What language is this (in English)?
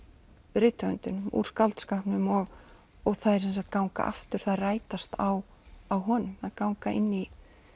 Icelandic